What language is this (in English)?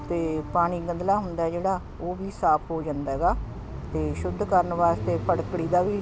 Punjabi